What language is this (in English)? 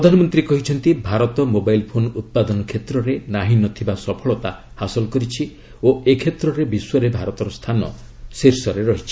Odia